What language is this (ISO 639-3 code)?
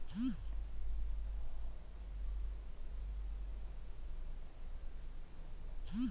kan